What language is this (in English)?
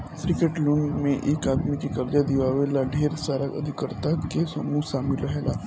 Bhojpuri